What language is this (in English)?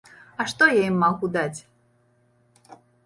Belarusian